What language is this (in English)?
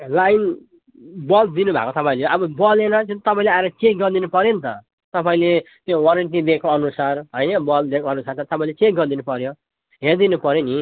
Nepali